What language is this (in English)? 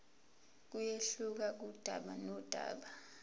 Zulu